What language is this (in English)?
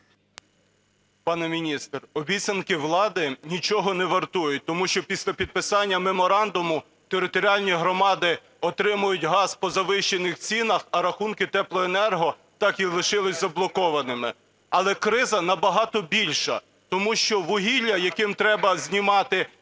Ukrainian